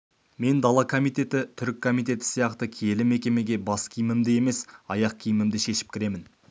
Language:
Kazakh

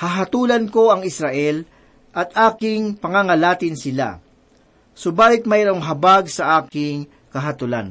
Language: Filipino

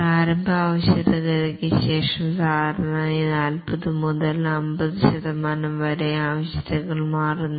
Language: Malayalam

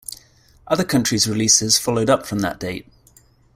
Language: English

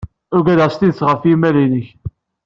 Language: Kabyle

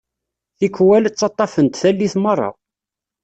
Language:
Kabyle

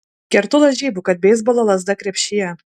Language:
Lithuanian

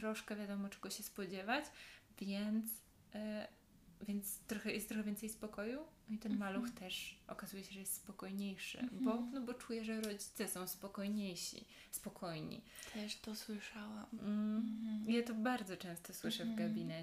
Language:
Polish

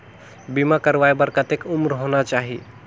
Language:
Chhattisgarhi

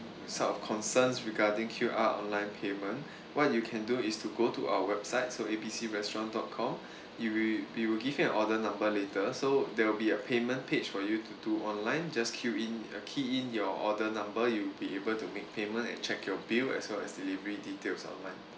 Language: English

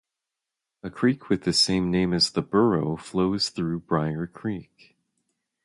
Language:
English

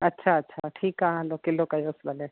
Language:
Sindhi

